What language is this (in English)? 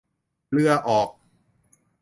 Thai